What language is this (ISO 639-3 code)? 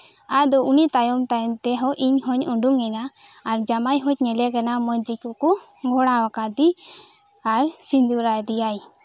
sat